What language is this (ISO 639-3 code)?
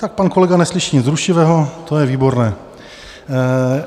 ces